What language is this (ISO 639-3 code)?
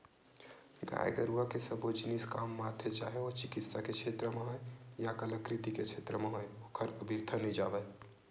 hne